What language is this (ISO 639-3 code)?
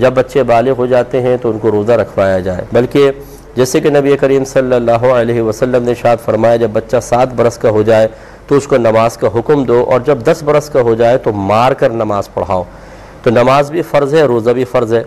hin